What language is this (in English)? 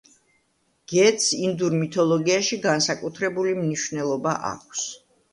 Georgian